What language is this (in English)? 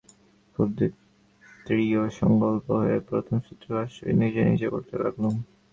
Bangla